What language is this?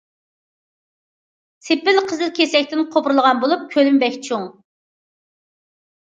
Uyghur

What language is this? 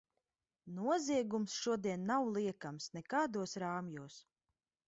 Latvian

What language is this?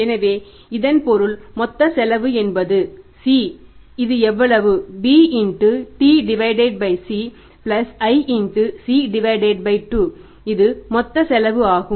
Tamil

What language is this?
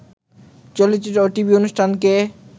Bangla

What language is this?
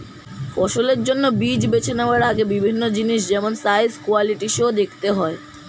Bangla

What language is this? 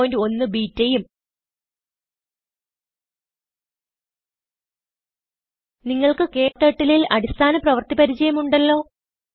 Malayalam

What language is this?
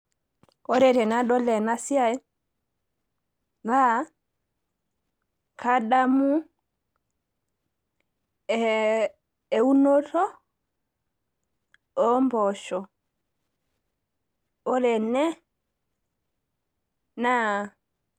Masai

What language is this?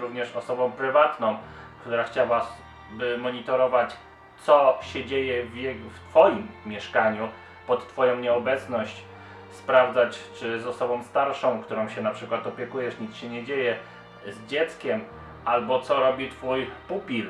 Polish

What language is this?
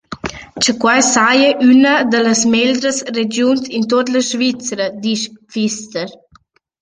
Romansh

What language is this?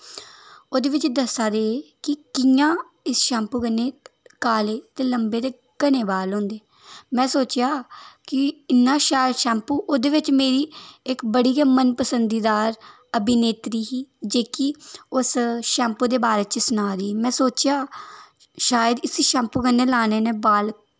Dogri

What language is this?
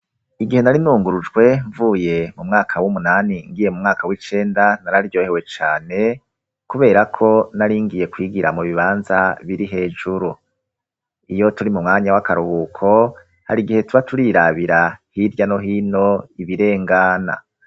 Rundi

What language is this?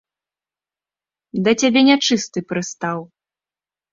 Belarusian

